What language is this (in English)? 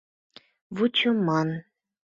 Mari